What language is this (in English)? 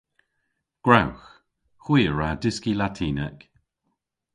Cornish